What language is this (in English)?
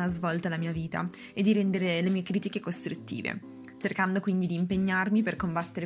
Italian